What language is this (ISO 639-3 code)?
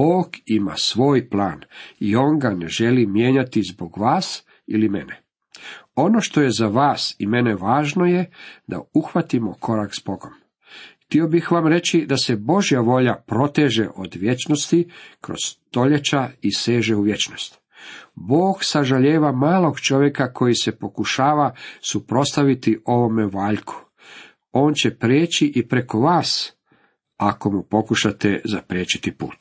hrv